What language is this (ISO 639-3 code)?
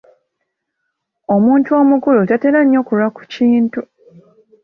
lug